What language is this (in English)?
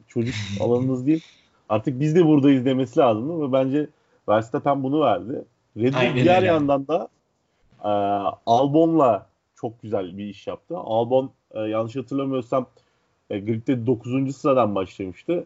Turkish